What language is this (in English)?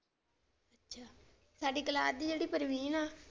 Punjabi